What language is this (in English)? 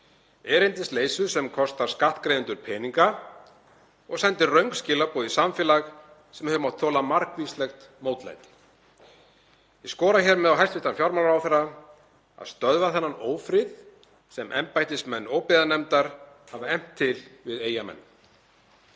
Icelandic